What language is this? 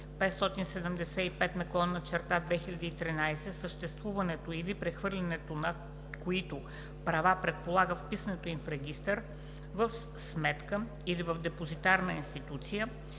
Bulgarian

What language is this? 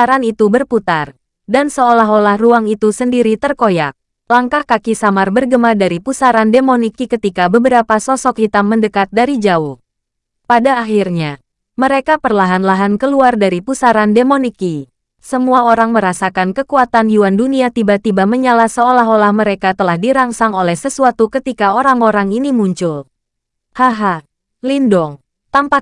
Indonesian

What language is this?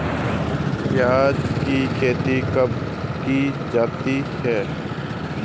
Hindi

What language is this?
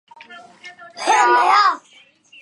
Chinese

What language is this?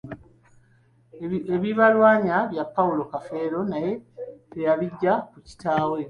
Ganda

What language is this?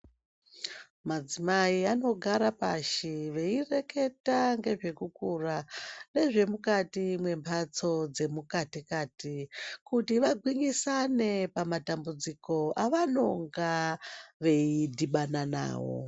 Ndau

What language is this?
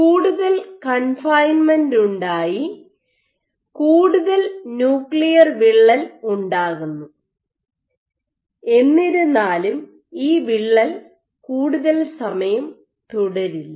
Malayalam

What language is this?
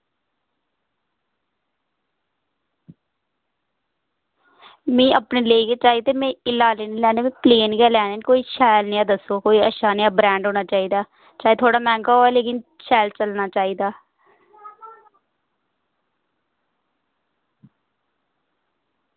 Dogri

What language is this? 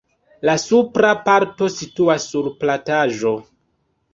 Esperanto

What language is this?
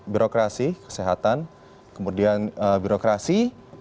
Indonesian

